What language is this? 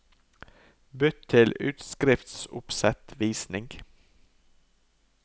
Norwegian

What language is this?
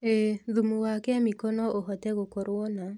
Kikuyu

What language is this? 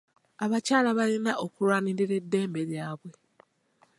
Ganda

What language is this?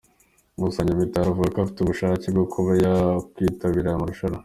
Kinyarwanda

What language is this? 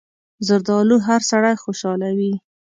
Pashto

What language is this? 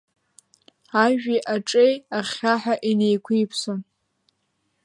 Abkhazian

